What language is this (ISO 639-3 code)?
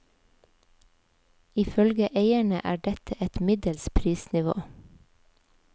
nor